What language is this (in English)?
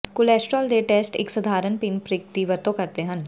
Punjabi